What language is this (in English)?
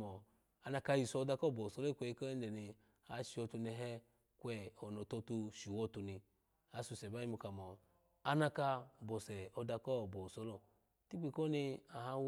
Alago